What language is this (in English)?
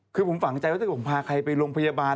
Thai